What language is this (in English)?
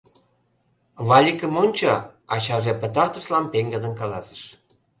Mari